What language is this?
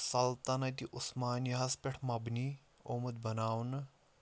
Kashmiri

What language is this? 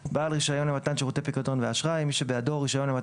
Hebrew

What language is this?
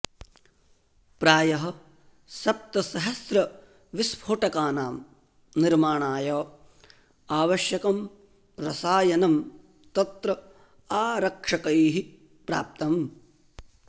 Sanskrit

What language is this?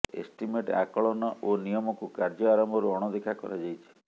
Odia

